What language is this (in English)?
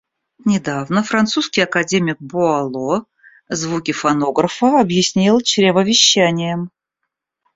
Russian